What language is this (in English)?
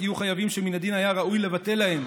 Hebrew